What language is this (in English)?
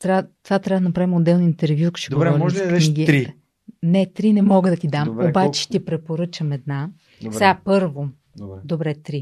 Bulgarian